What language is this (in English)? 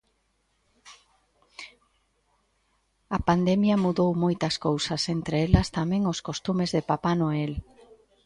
Galician